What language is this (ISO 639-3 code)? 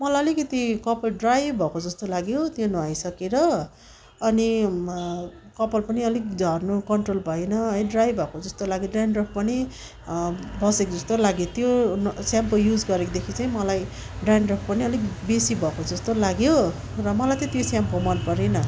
nep